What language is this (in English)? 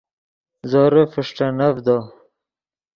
Yidgha